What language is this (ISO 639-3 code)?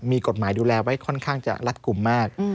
tha